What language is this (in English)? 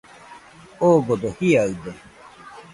Nüpode Huitoto